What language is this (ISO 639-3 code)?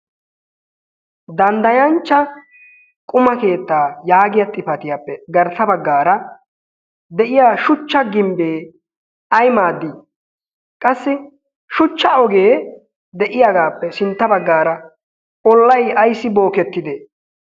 wal